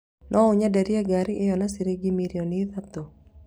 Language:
Kikuyu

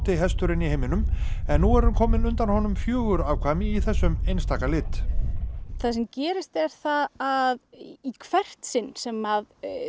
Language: Icelandic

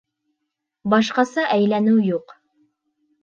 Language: Bashkir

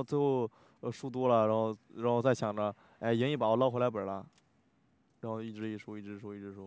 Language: Chinese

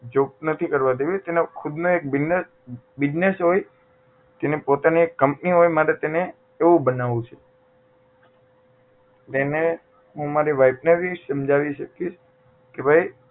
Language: Gujarati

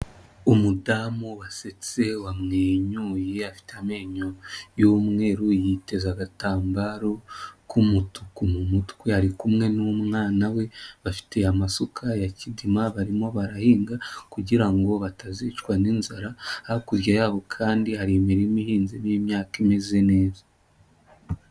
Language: Kinyarwanda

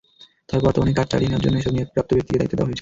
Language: Bangla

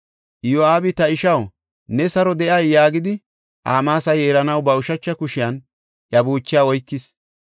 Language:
Gofa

